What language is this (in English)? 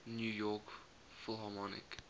English